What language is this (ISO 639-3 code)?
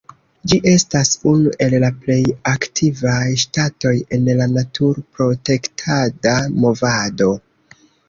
epo